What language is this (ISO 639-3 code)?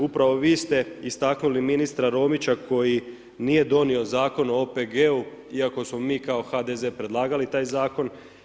hrv